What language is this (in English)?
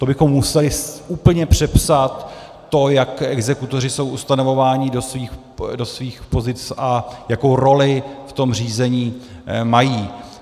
Czech